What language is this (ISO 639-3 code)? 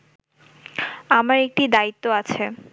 ben